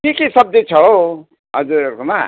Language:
Nepali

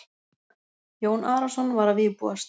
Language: Icelandic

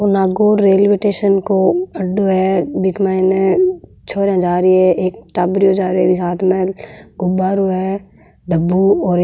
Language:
Marwari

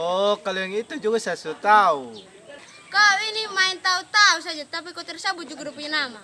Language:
Indonesian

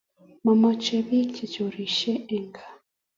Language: Kalenjin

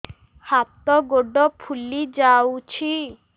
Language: Odia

